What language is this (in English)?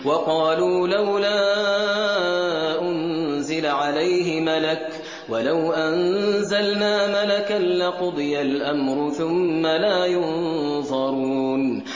Arabic